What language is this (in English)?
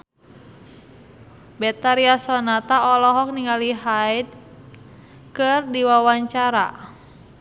Sundanese